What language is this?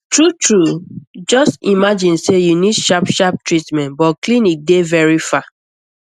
Nigerian Pidgin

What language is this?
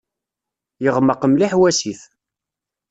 Kabyle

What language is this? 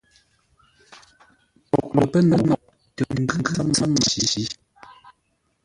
Ngombale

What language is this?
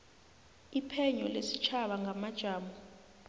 South Ndebele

